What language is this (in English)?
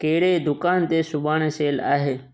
Sindhi